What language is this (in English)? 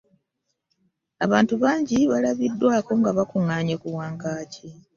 Ganda